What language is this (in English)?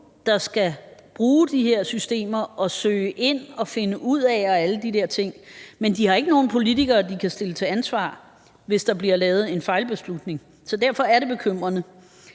Danish